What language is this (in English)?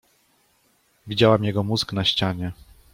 Polish